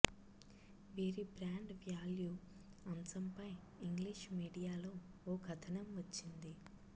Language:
Telugu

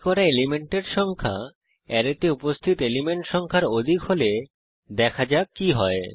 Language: Bangla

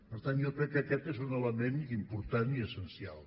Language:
Catalan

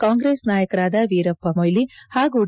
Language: Kannada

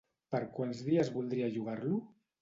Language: Catalan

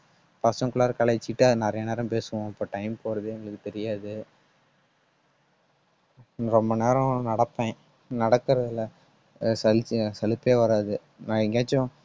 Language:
Tamil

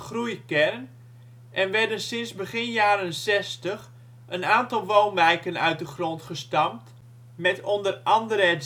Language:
Dutch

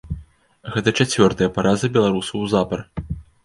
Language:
Belarusian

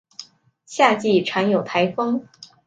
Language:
Chinese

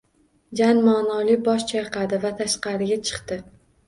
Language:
Uzbek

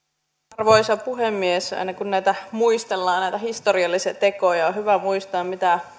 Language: Finnish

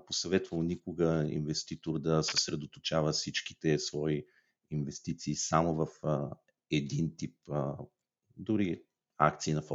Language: Bulgarian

